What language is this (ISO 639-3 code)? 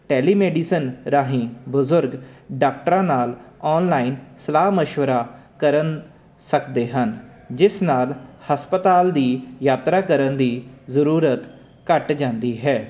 pan